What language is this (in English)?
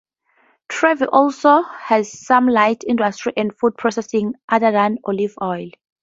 English